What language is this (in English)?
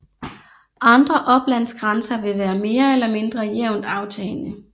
Danish